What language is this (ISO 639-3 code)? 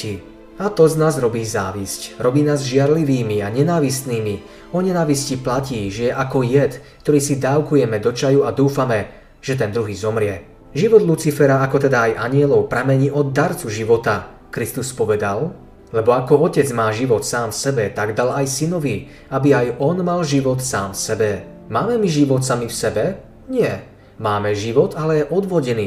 slk